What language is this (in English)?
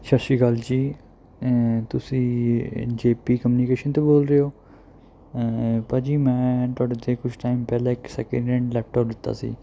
Punjabi